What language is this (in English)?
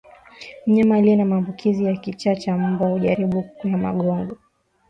Swahili